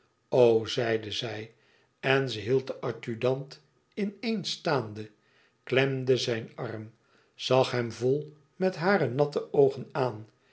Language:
Dutch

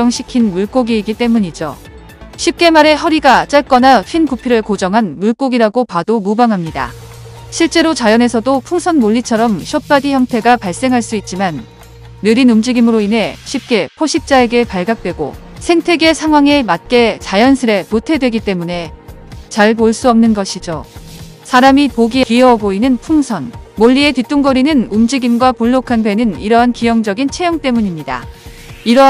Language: Korean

